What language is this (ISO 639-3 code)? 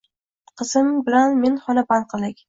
uzb